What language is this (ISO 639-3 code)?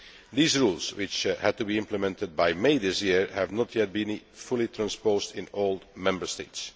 eng